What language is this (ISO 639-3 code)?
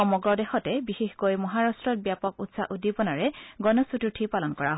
asm